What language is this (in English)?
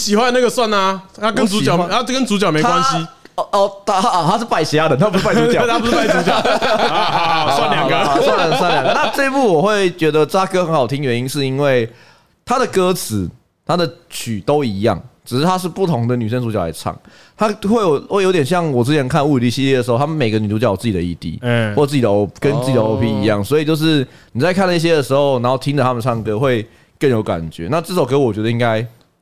Chinese